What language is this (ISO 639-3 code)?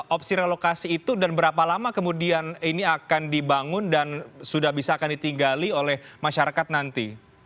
ind